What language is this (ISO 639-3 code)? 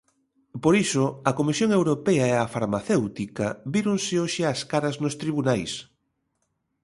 glg